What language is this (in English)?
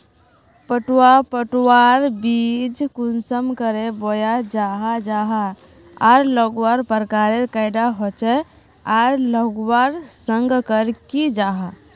Magahi